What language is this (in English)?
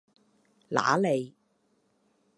Cantonese